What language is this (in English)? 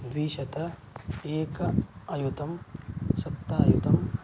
Sanskrit